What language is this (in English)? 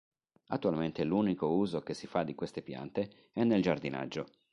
Italian